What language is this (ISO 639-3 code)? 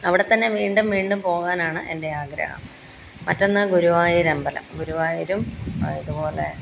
mal